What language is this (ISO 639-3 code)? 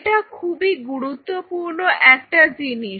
ben